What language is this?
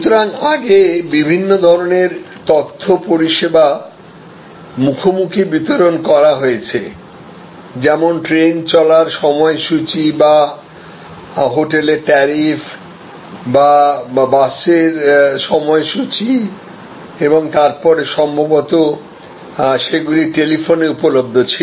Bangla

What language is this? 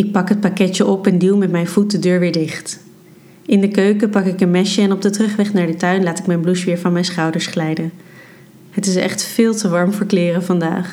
Dutch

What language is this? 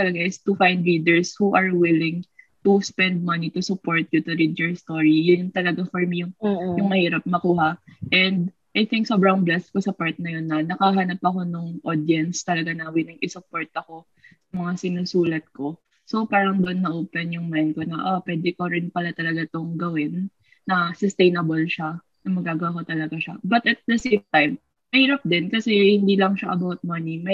Filipino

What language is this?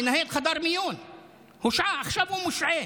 Hebrew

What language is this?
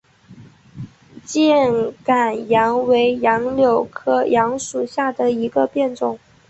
Chinese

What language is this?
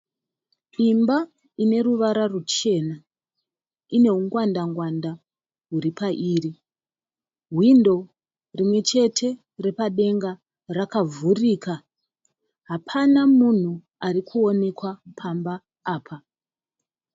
Shona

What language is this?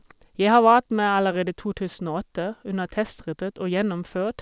Norwegian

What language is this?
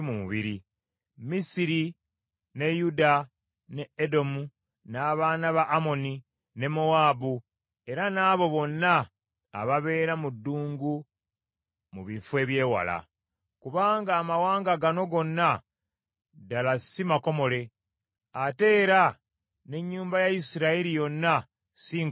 Ganda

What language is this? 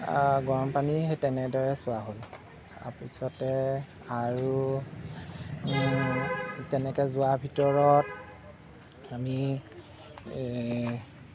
Assamese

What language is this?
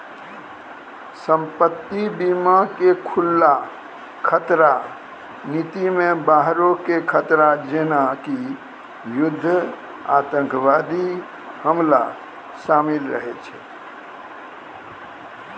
Maithili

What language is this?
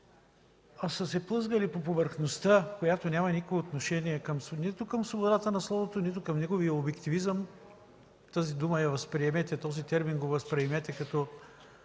Bulgarian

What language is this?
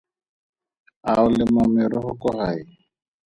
Tswana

